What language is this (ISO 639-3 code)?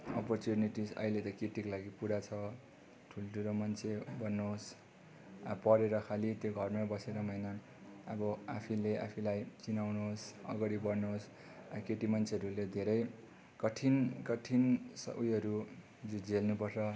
nep